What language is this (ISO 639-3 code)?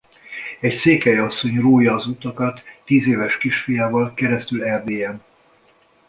hun